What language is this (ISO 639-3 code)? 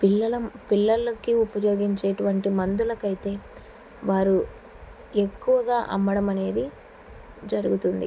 tel